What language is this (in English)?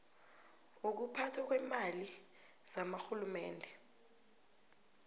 South Ndebele